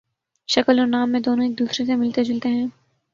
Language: Urdu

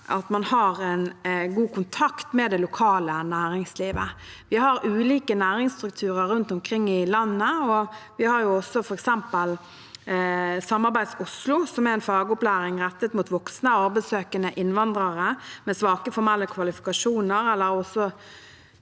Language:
Norwegian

